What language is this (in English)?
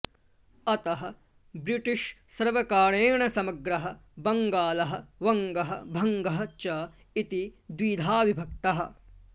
Sanskrit